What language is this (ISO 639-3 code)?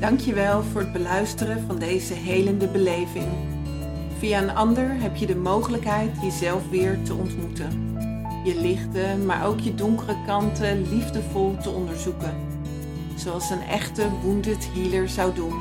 nld